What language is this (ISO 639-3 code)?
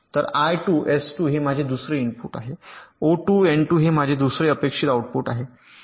mar